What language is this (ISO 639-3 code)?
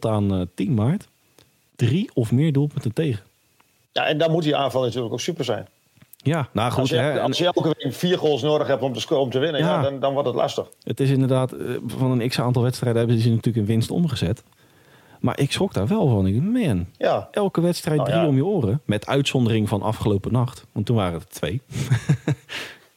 nld